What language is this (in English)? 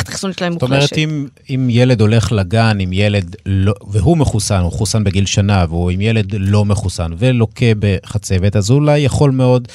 Hebrew